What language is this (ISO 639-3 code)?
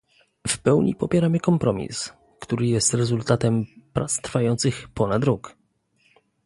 pol